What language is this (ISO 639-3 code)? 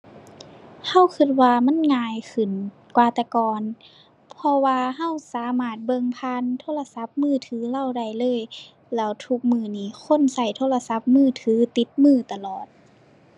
tha